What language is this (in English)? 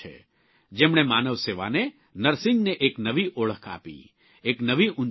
Gujarati